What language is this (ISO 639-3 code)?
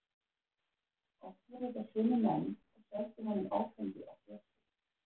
isl